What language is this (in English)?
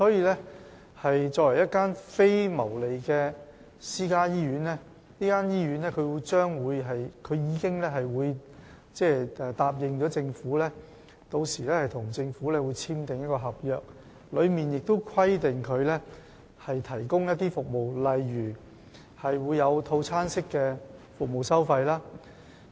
Cantonese